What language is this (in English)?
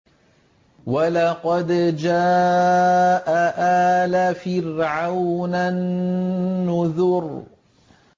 Arabic